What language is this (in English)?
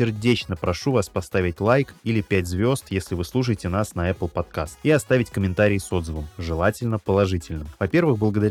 Russian